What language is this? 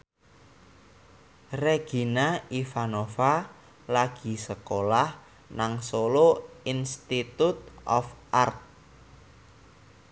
Javanese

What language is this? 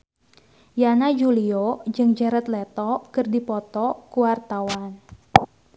Sundanese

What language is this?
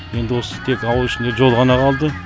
Kazakh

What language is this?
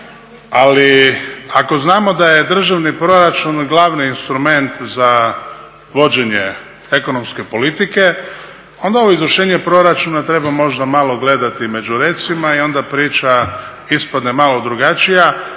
Croatian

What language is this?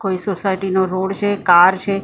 Gujarati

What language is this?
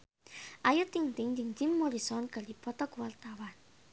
Sundanese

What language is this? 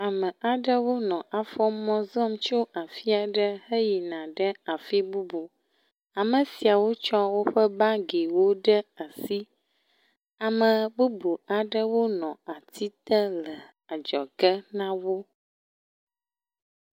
Ewe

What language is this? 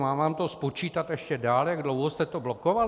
Czech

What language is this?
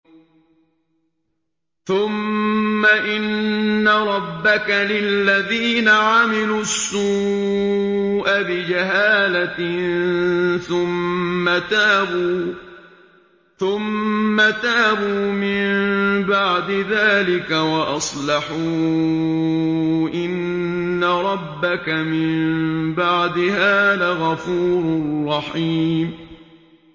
Arabic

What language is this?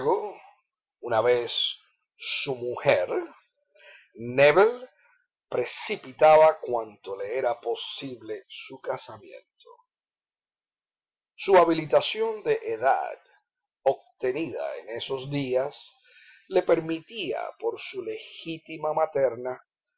Spanish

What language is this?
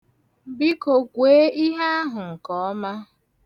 Igbo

